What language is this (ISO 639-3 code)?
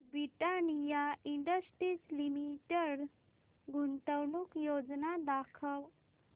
mar